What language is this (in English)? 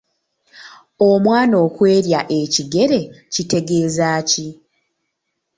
Ganda